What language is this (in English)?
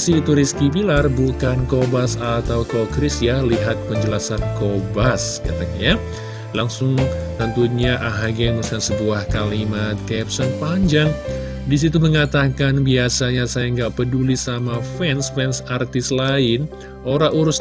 Indonesian